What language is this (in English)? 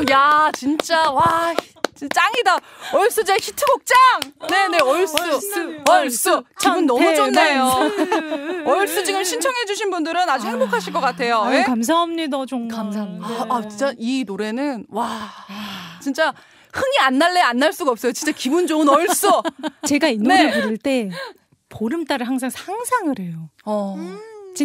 Korean